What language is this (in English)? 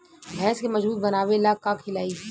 Bhojpuri